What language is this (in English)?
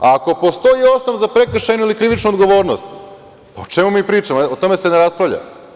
Serbian